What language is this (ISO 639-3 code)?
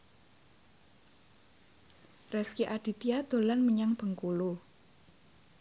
jav